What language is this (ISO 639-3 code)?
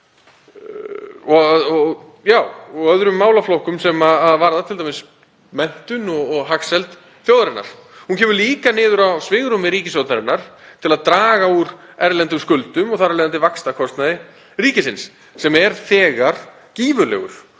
isl